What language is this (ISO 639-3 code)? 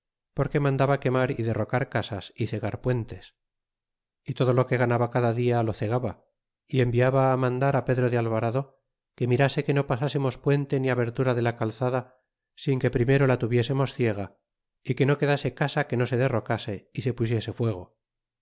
spa